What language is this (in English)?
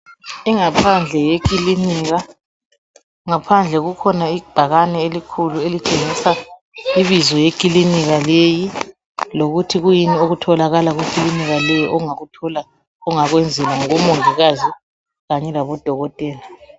North Ndebele